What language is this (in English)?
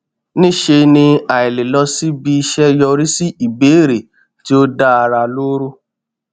Yoruba